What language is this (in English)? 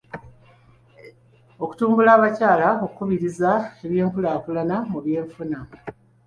Ganda